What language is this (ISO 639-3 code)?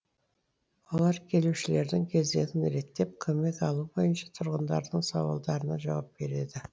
kaz